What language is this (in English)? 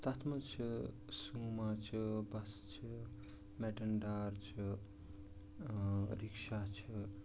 Kashmiri